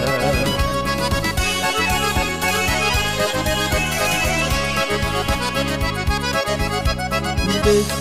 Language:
Arabic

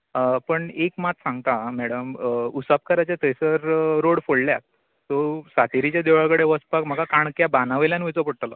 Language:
Konkani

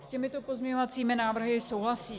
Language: Czech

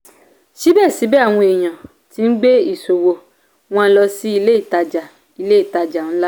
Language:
Yoruba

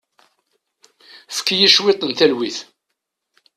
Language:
Kabyle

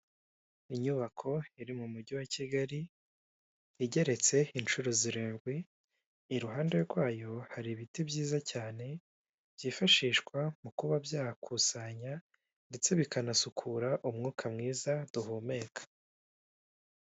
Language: Kinyarwanda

